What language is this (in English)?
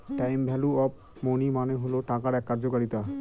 Bangla